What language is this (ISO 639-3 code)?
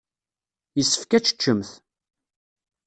kab